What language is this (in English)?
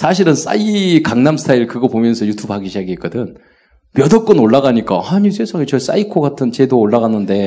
Korean